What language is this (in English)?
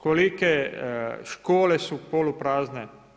Croatian